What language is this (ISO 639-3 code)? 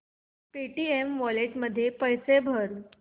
mar